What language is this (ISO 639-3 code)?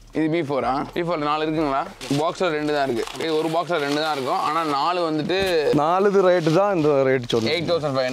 tam